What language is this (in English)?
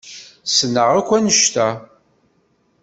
Kabyle